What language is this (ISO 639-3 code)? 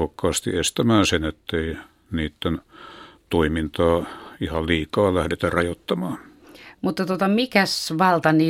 fin